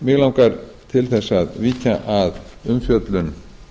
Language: Icelandic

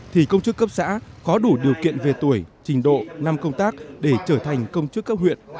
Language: Vietnamese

